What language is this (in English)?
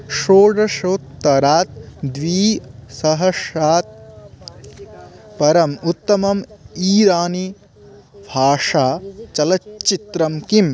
Sanskrit